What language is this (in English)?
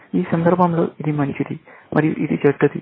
Telugu